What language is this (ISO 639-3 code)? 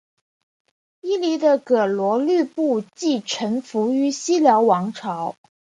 zho